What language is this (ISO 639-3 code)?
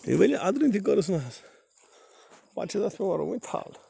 kas